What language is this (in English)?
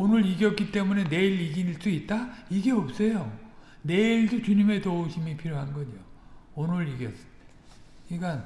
Korean